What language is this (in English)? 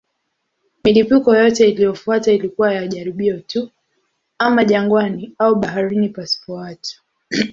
Swahili